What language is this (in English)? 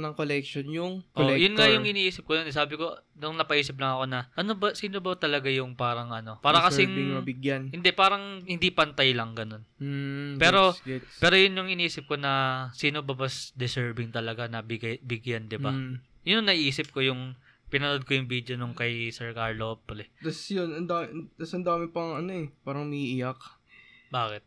Filipino